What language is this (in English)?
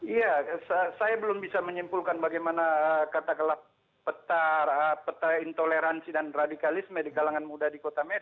Indonesian